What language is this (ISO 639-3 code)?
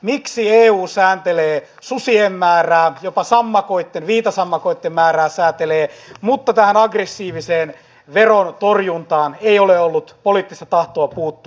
fin